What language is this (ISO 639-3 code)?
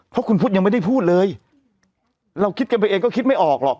tha